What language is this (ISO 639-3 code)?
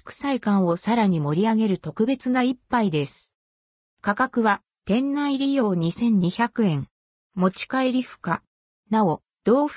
jpn